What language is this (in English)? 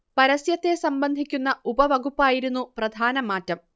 Malayalam